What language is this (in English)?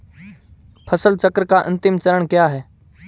Hindi